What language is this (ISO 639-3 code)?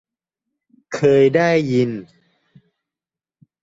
tha